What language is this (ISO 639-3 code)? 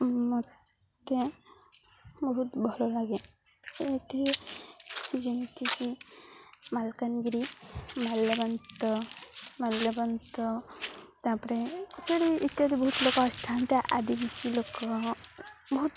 ori